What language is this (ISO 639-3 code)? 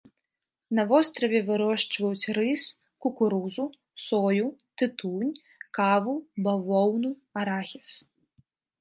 bel